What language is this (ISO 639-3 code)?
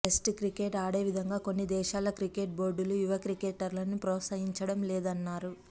tel